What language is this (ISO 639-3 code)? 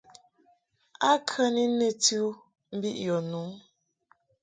mhk